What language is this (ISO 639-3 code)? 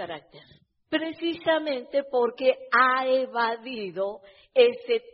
spa